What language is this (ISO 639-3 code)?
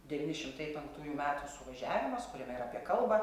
lit